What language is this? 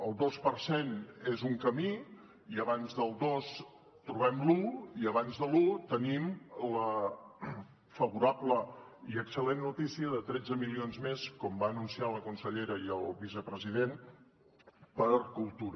Catalan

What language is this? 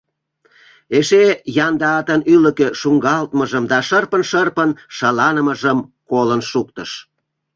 Mari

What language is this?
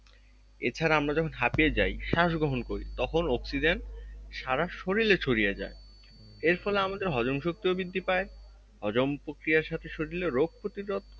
Bangla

